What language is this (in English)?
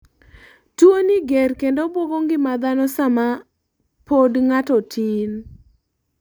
Luo (Kenya and Tanzania)